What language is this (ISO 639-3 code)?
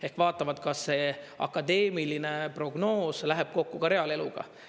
est